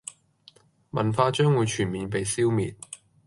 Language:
Cantonese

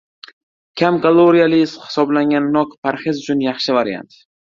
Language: Uzbek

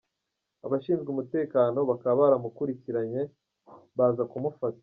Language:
Kinyarwanda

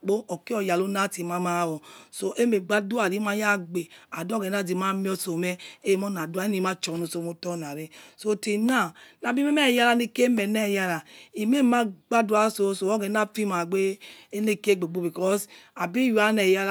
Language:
Yekhee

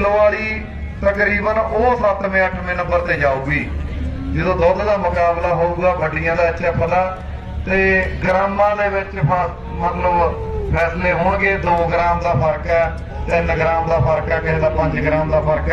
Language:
Hindi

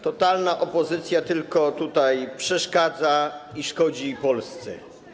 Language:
Polish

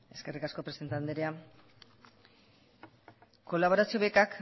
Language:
Basque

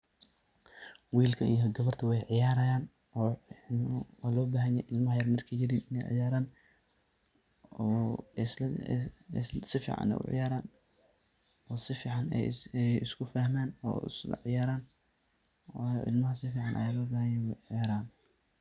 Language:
Somali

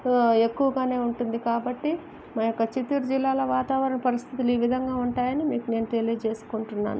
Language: Telugu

